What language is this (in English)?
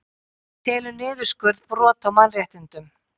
Icelandic